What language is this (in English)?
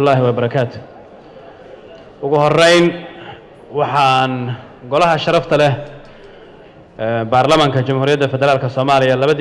Arabic